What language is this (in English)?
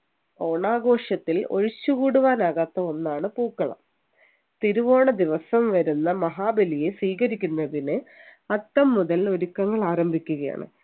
Malayalam